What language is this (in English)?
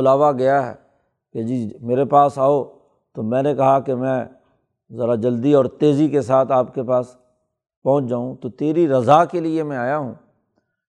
Urdu